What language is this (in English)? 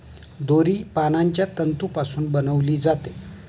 Marathi